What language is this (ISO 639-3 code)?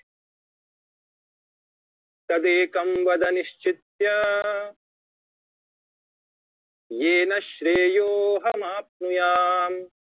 mar